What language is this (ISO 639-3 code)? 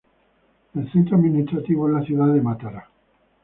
spa